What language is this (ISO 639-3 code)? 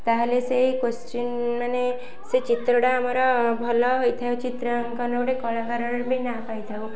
ori